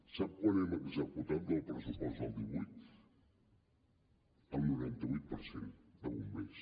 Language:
Catalan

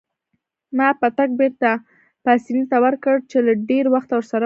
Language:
Pashto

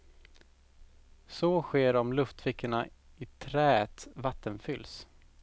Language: Swedish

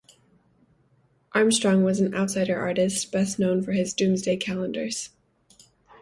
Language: English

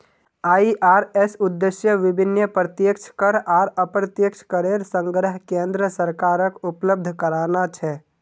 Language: Magahi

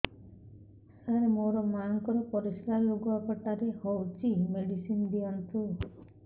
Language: Odia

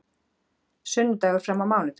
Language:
Icelandic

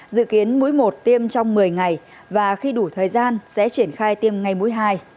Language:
Vietnamese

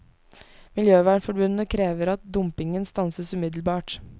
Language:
Norwegian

